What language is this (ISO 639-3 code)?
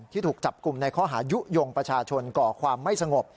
tha